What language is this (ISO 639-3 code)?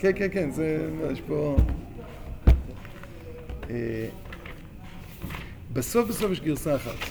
heb